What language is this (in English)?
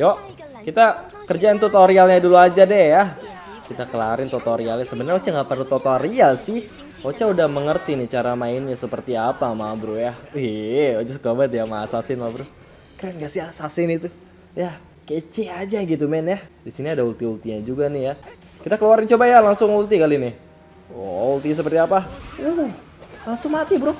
Indonesian